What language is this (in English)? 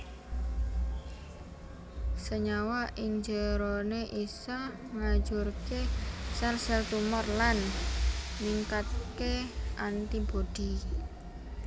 Javanese